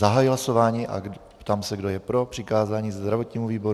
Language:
Czech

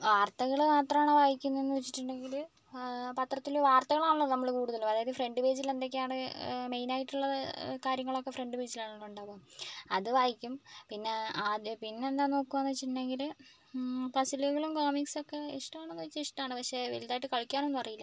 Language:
Malayalam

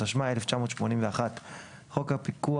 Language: Hebrew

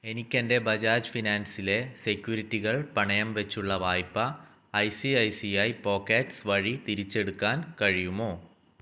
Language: Malayalam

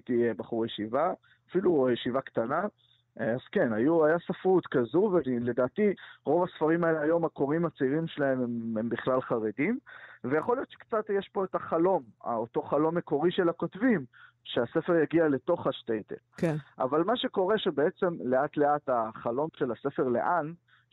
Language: Hebrew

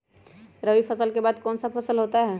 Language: Magahi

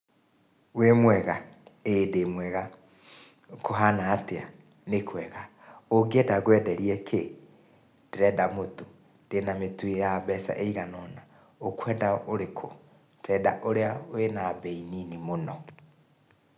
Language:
Kikuyu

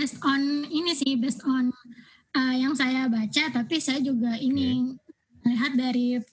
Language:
Indonesian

